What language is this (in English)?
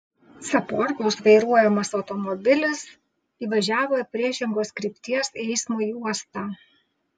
Lithuanian